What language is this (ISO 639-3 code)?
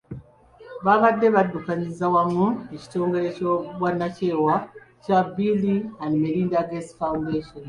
lug